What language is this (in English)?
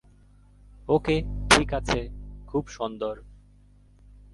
Bangla